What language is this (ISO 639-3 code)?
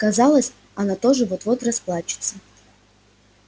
rus